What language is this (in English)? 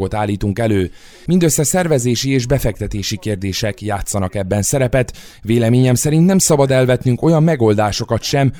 Hungarian